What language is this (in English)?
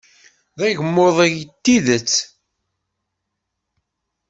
Kabyle